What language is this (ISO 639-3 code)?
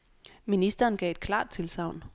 dan